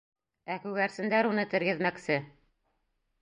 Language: Bashkir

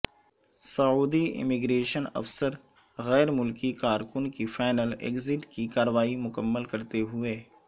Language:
Urdu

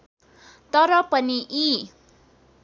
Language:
Nepali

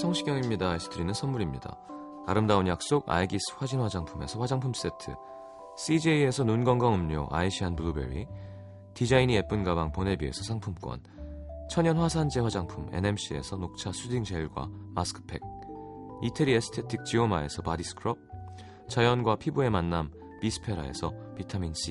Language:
Korean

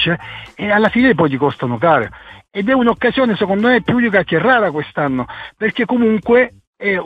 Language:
Italian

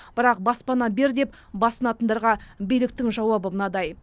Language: Kazakh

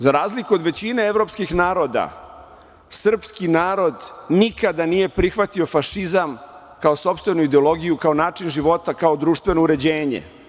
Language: Serbian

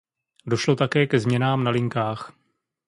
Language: Czech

